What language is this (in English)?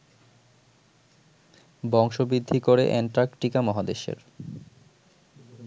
Bangla